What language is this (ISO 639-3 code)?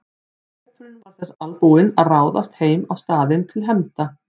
isl